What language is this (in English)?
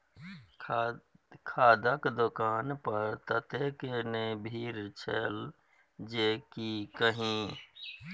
Maithili